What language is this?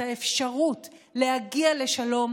Hebrew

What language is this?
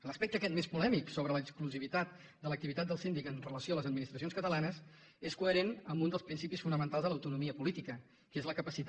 Catalan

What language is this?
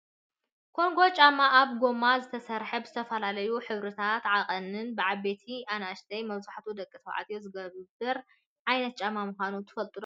Tigrinya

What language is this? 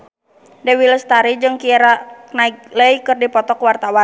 Sundanese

